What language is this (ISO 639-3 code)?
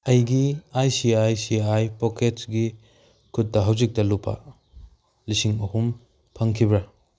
mni